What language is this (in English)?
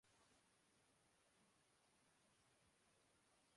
Urdu